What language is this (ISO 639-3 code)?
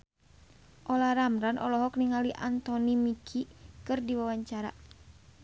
sun